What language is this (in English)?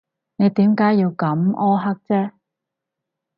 Cantonese